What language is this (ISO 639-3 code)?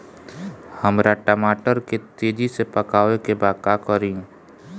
bho